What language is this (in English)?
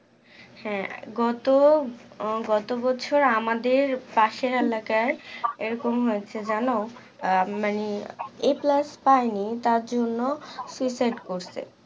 Bangla